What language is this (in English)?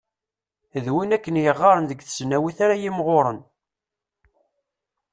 Kabyle